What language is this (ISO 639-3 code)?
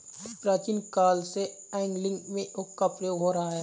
hin